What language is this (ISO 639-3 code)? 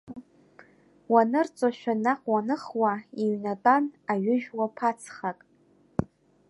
abk